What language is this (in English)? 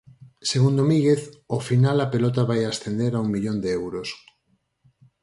Galician